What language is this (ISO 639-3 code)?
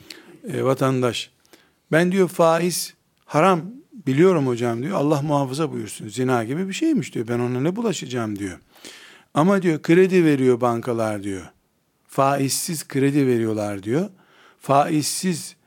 tur